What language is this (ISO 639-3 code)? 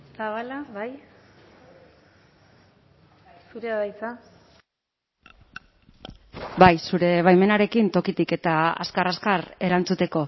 eus